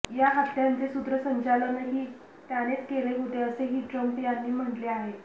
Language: Marathi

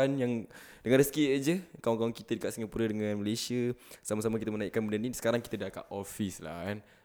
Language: Malay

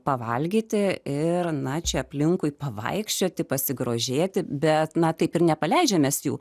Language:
Lithuanian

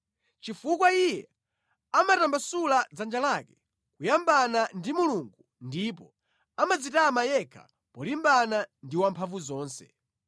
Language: Nyanja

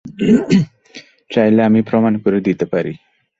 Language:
Bangla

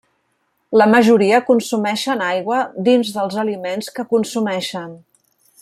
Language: Catalan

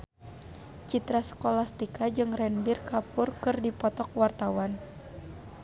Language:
Sundanese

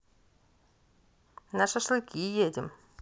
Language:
Russian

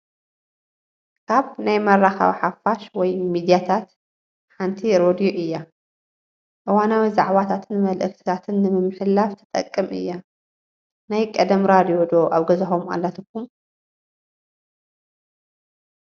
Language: Tigrinya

